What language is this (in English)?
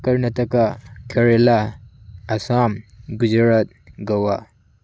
Manipuri